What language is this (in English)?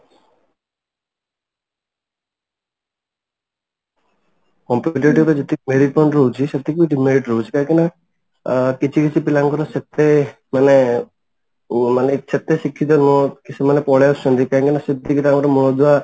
Odia